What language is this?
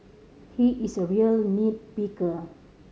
English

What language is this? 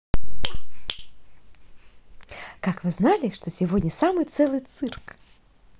Russian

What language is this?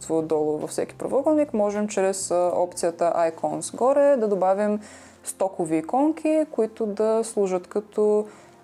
Bulgarian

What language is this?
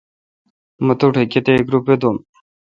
Kalkoti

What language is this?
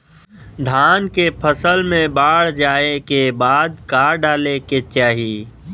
Bhojpuri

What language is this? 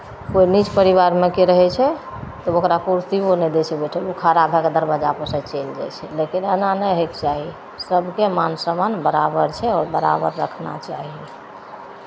Maithili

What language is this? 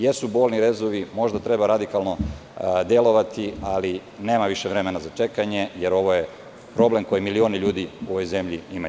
Serbian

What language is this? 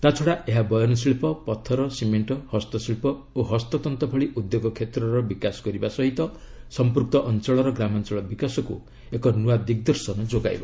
Odia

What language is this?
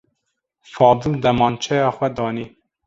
Kurdish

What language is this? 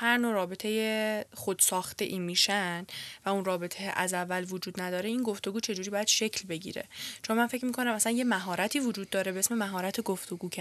Persian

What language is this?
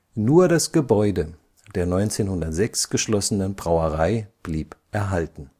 German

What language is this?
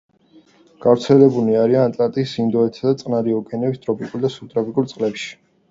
Georgian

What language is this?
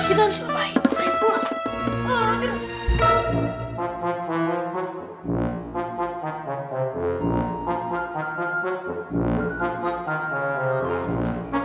Indonesian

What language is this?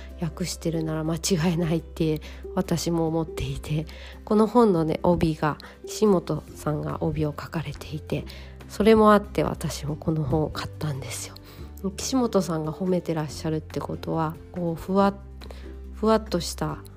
Japanese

